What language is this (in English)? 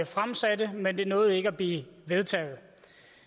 Danish